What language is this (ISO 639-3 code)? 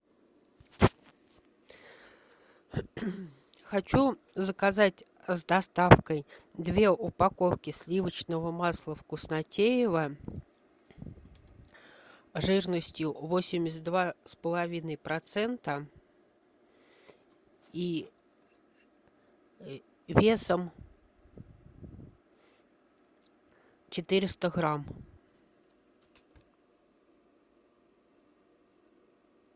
rus